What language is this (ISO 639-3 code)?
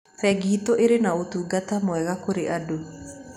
kik